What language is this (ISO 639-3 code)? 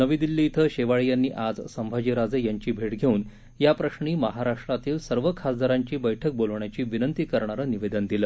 mar